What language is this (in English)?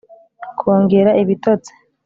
Kinyarwanda